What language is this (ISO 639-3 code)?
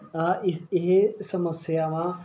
pan